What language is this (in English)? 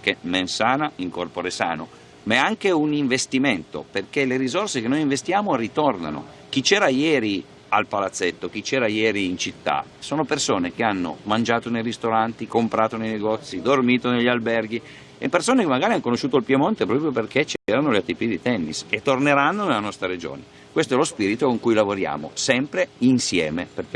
Italian